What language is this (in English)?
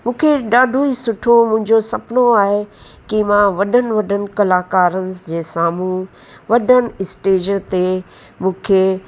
Sindhi